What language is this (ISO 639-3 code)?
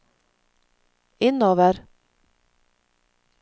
nor